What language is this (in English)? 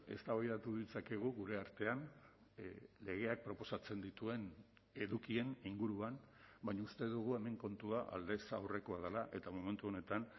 Basque